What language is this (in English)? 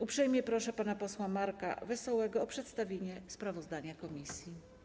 Polish